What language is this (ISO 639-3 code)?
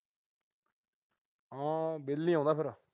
pan